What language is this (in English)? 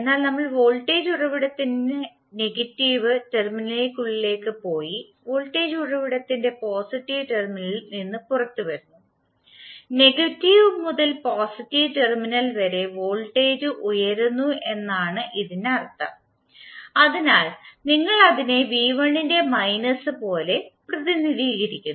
Malayalam